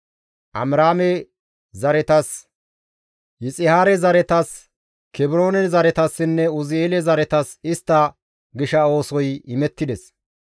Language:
Gamo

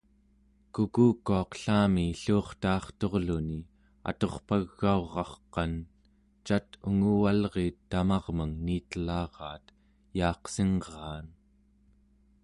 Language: Central Yupik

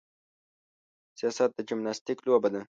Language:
Pashto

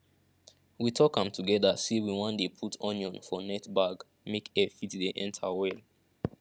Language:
Nigerian Pidgin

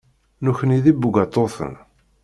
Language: Kabyle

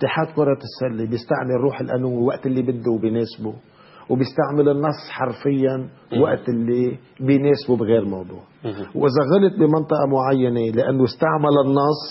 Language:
Arabic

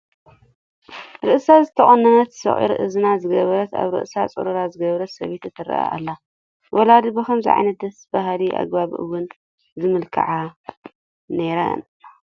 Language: Tigrinya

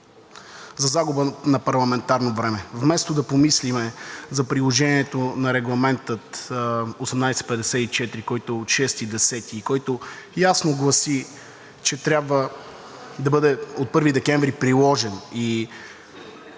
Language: Bulgarian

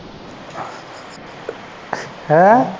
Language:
Punjabi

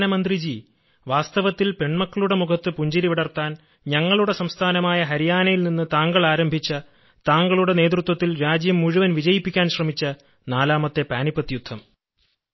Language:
Malayalam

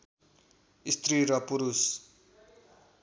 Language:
Nepali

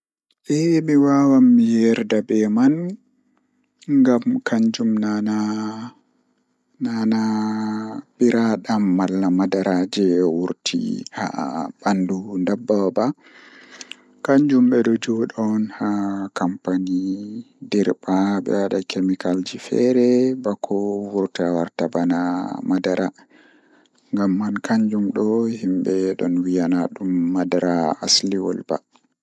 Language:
Fula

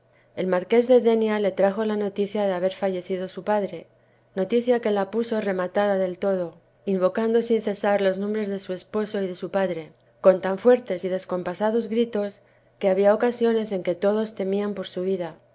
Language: Spanish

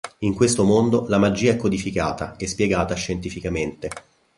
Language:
Italian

